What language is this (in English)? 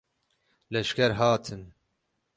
Kurdish